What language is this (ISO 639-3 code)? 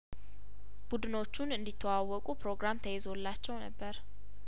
amh